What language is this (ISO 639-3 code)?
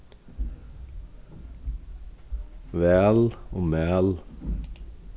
fao